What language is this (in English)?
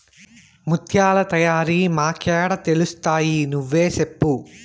Telugu